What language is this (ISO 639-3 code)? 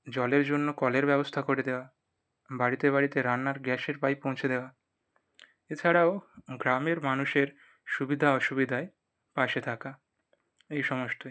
ben